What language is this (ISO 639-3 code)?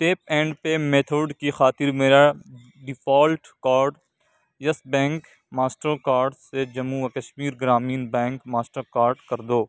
urd